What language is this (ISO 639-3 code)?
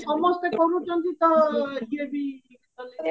ori